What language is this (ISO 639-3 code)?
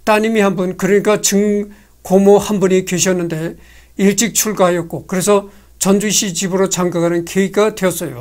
kor